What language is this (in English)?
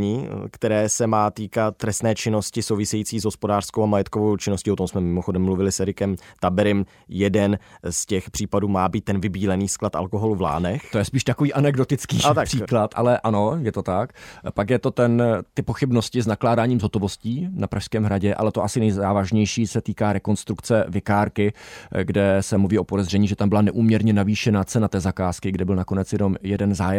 Czech